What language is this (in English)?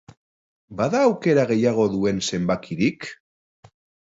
Basque